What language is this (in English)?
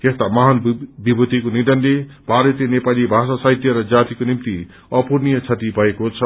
Nepali